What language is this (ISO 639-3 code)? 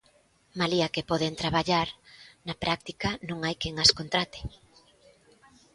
glg